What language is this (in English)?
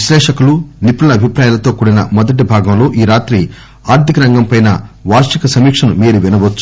Telugu